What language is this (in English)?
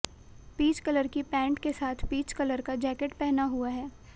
Hindi